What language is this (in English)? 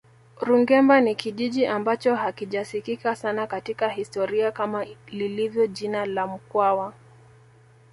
Swahili